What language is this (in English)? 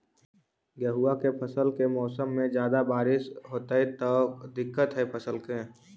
Magahi